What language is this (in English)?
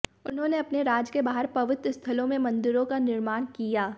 Hindi